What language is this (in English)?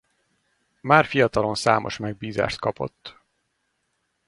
Hungarian